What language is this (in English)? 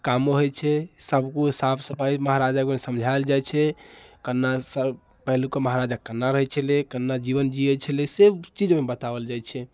Maithili